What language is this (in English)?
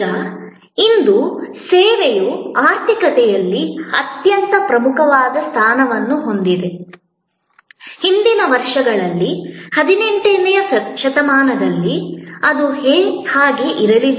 Kannada